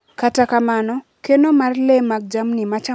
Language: Luo (Kenya and Tanzania)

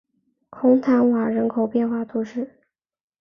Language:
Chinese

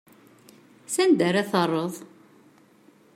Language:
Kabyle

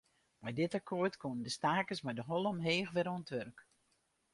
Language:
Western Frisian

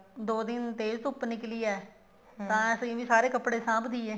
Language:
Punjabi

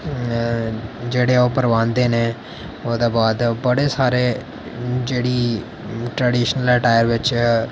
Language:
Dogri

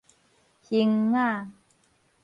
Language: Min Nan Chinese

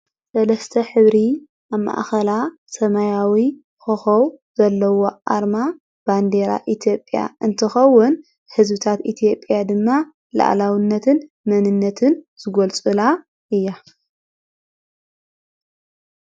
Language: Tigrinya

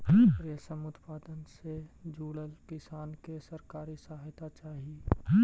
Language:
Magahi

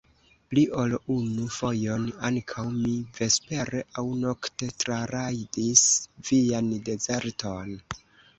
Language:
Esperanto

